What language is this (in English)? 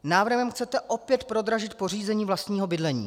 Czech